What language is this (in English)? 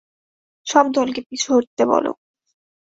Bangla